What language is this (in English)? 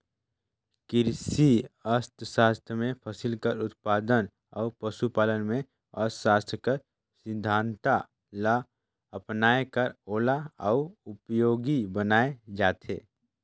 Chhattisgarhi